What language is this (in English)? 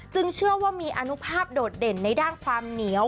Thai